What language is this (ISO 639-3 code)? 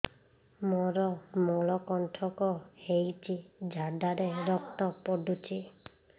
ori